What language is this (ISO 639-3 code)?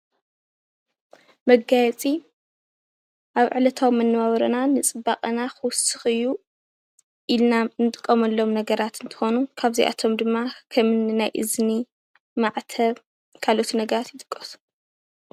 tir